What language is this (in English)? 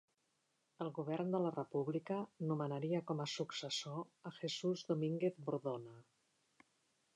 Catalan